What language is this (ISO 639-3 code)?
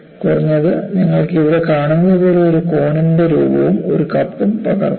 mal